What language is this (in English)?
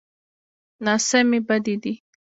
Pashto